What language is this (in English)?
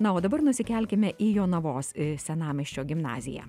Lithuanian